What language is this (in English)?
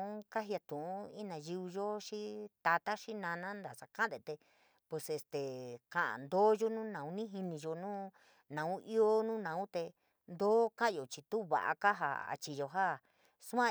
San Miguel El Grande Mixtec